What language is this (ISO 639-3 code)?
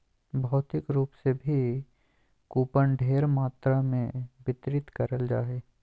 mag